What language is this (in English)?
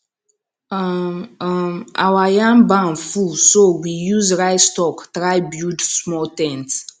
Nigerian Pidgin